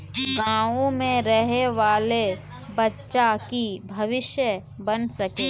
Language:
Magahi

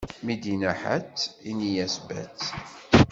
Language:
Kabyle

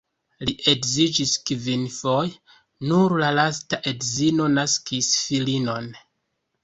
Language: Esperanto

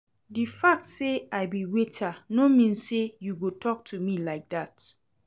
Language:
Nigerian Pidgin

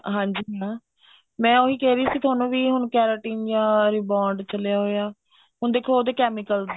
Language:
Punjabi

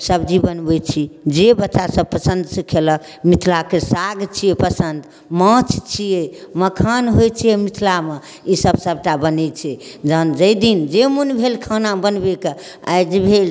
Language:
Maithili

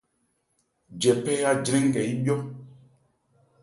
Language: Ebrié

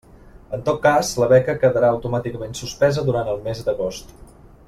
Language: Catalan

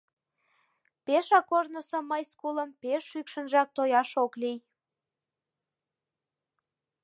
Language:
Mari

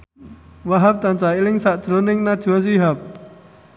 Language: Javanese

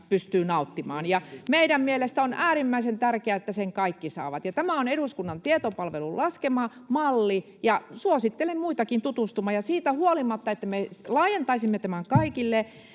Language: Finnish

